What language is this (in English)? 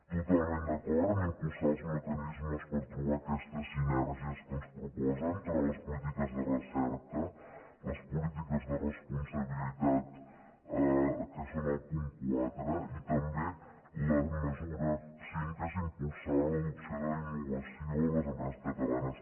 Catalan